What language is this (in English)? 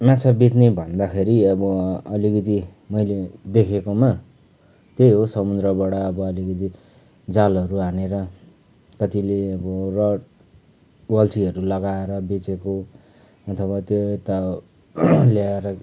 Nepali